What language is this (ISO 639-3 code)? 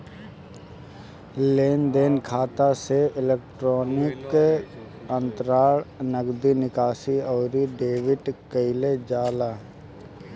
bho